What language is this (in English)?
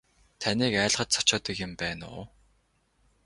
Mongolian